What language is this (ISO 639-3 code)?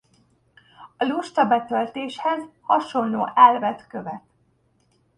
hun